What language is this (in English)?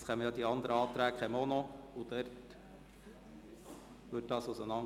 Swiss German